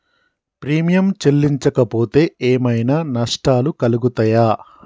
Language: Telugu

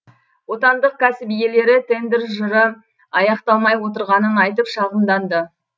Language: Kazakh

